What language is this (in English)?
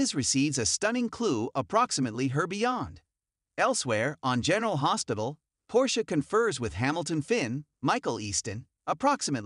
English